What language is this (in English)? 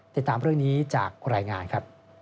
Thai